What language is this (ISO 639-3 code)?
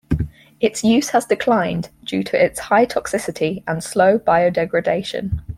eng